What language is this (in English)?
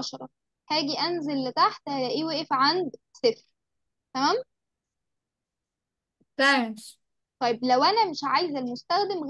Arabic